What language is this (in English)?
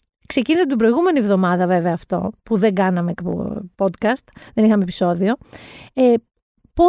Greek